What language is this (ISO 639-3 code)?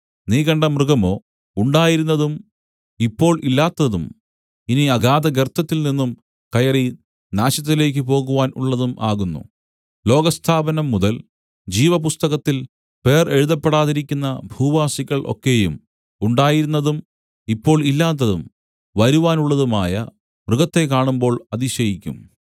mal